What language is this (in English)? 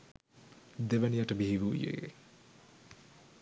Sinhala